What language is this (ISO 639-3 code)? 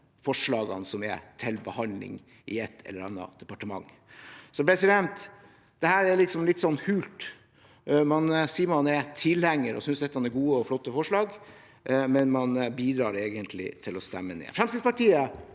nor